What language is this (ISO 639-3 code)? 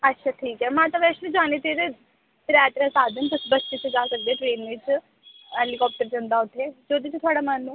doi